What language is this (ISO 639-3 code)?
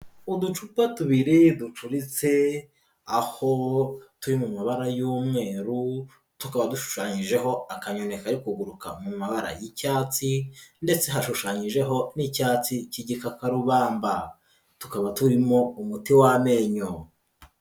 kin